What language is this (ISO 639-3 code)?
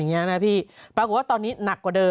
tha